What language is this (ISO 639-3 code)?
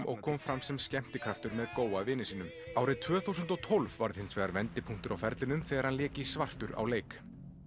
isl